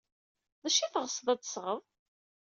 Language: Kabyle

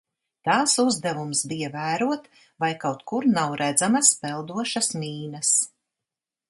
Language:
Latvian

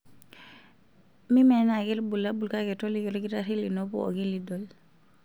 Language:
Masai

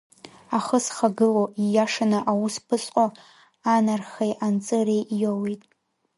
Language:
Abkhazian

